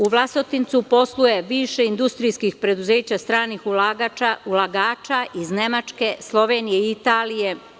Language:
Serbian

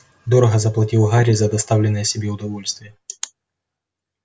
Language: Russian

